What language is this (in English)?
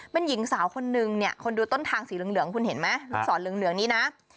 Thai